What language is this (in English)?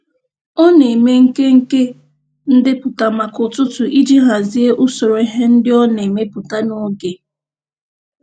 Igbo